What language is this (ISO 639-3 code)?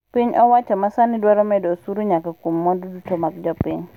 luo